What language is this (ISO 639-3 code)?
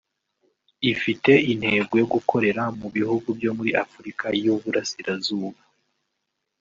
kin